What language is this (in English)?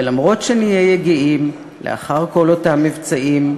Hebrew